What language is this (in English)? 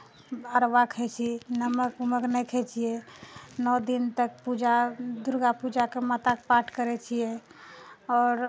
Maithili